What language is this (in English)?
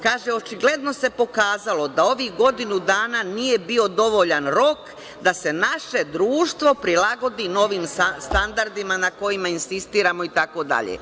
Serbian